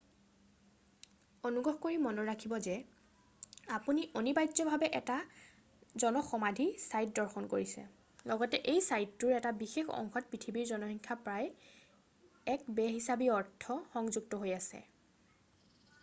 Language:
Assamese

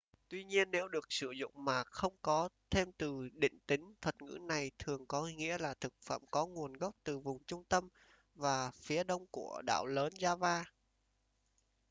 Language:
Vietnamese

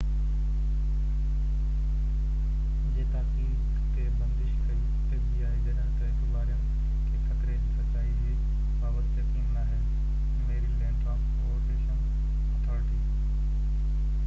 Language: Sindhi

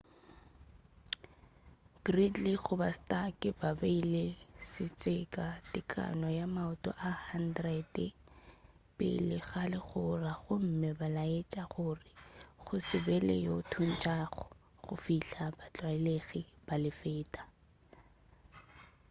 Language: Northern Sotho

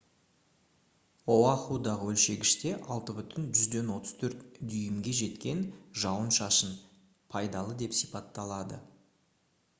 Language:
Kazakh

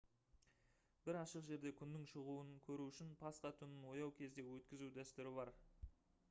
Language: Kazakh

